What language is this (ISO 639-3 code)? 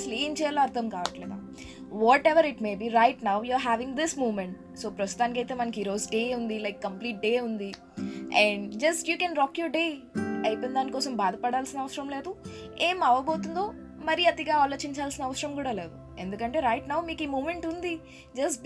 tel